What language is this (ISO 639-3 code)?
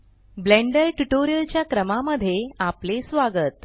mar